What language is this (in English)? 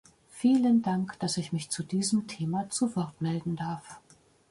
German